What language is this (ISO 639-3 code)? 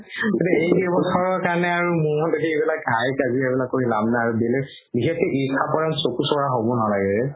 asm